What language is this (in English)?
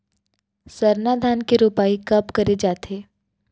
Chhattisgarhi